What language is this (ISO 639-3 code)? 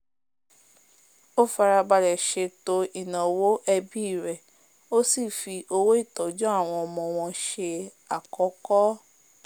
yor